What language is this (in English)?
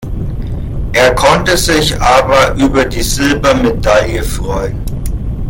German